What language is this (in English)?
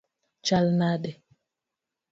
Luo (Kenya and Tanzania)